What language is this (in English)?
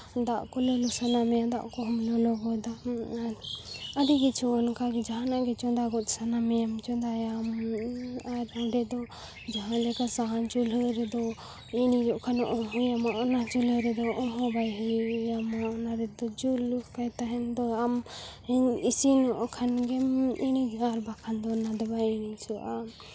Santali